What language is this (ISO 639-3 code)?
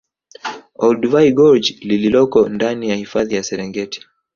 swa